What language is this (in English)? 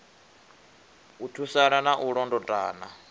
Venda